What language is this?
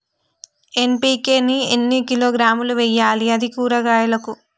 Telugu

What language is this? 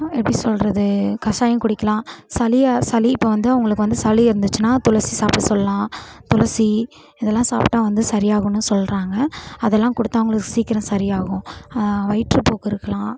Tamil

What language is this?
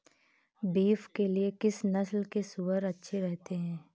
Hindi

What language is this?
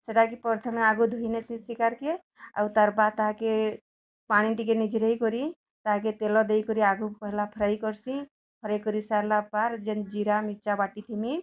Odia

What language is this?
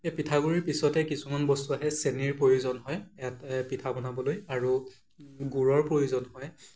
Assamese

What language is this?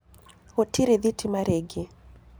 Kikuyu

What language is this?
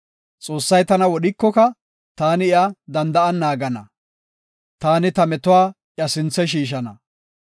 Gofa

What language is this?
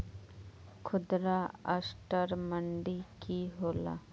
Magahi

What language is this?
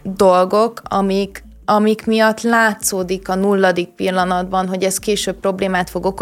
Hungarian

